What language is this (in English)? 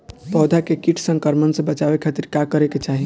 Bhojpuri